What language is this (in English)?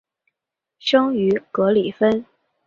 Chinese